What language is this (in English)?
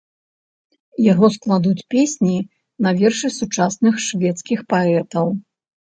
Belarusian